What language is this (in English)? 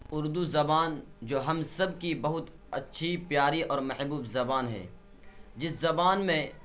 Urdu